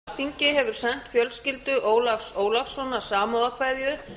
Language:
Icelandic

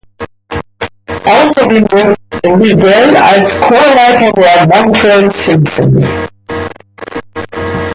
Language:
German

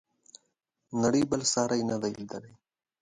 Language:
Pashto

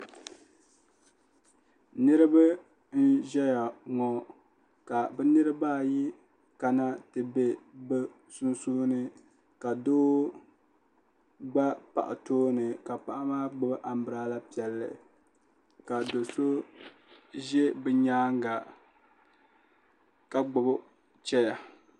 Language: Dagbani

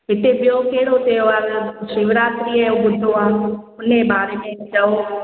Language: Sindhi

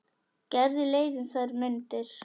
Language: Icelandic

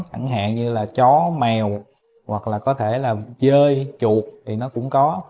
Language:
Vietnamese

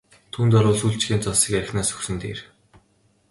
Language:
Mongolian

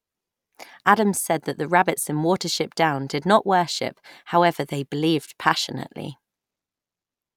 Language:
English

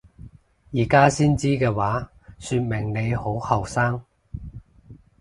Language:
Cantonese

